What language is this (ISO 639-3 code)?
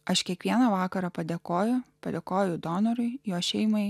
lit